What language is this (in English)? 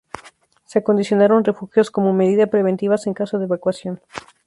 Spanish